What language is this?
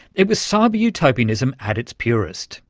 English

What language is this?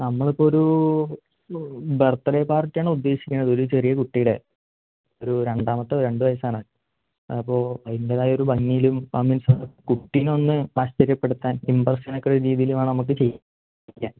Malayalam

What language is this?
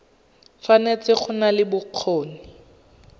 Tswana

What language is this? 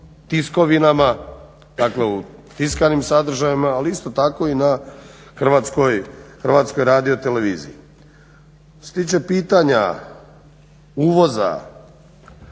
Croatian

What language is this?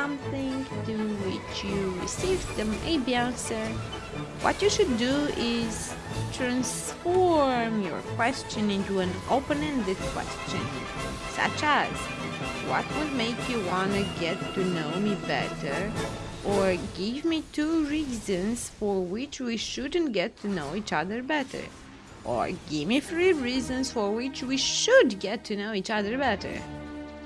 English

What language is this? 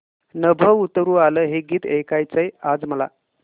Marathi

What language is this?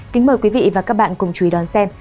Vietnamese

